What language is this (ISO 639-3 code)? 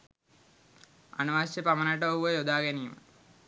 sin